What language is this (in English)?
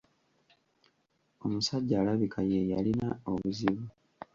Ganda